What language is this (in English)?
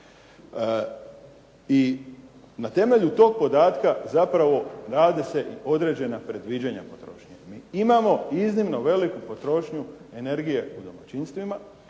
Croatian